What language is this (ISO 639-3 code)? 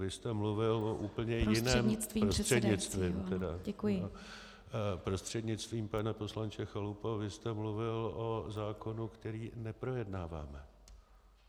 ces